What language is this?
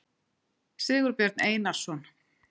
Icelandic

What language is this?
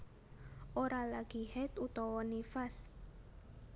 Javanese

